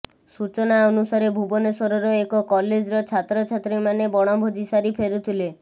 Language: Odia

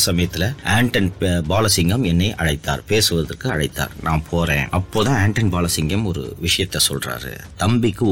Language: Tamil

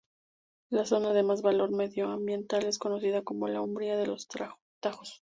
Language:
Spanish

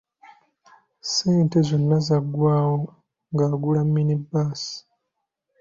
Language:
Ganda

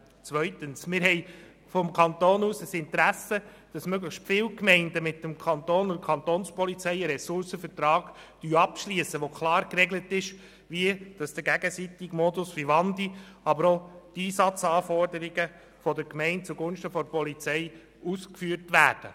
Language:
Swiss German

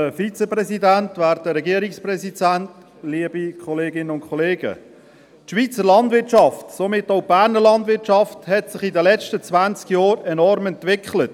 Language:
Swiss German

